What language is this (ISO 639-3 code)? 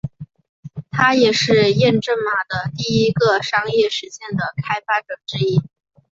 zho